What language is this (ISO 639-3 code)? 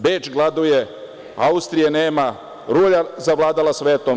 srp